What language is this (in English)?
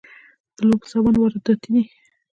Pashto